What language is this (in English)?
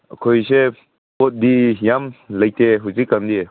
Manipuri